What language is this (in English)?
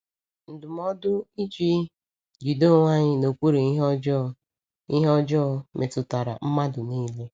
Igbo